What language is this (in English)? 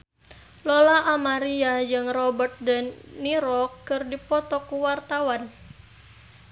Sundanese